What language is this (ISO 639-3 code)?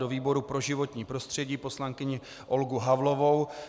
ces